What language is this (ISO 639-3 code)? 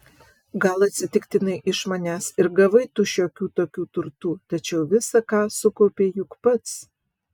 lit